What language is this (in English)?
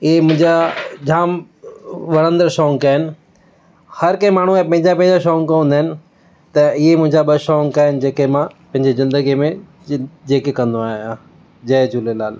Sindhi